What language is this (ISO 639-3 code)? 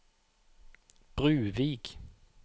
nor